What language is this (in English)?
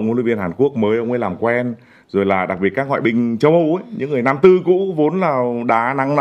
Vietnamese